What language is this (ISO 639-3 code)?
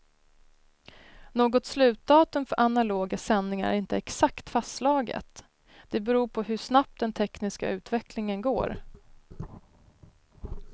swe